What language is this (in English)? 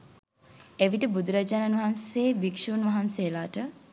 Sinhala